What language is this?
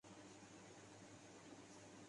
Urdu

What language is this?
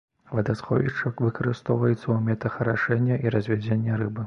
Belarusian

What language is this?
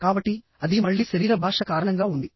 Telugu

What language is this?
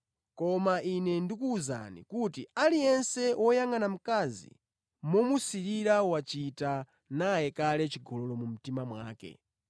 Nyanja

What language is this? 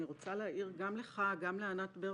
Hebrew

